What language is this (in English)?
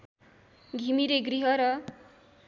Nepali